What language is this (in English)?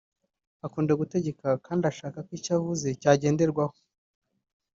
Kinyarwanda